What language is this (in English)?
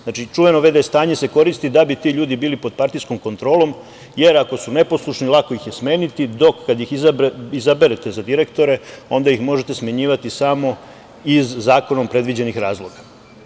Serbian